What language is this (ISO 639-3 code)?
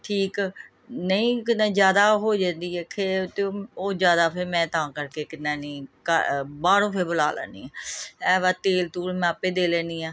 pan